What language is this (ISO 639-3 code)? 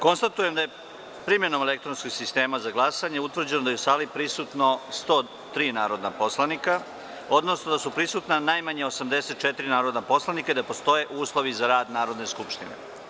srp